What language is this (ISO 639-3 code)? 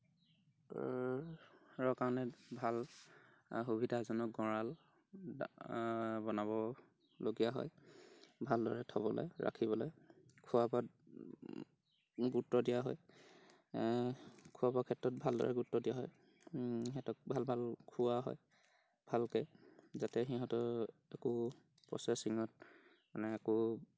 asm